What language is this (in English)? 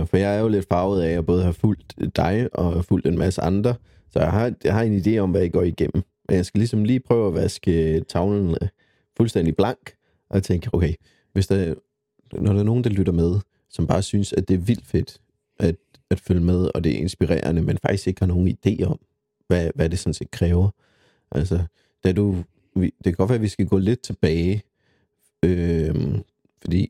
Danish